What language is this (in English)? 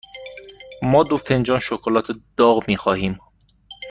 Persian